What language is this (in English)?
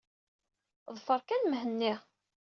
Kabyle